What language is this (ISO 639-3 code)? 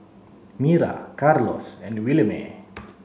eng